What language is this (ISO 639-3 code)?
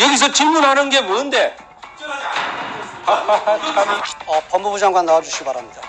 kor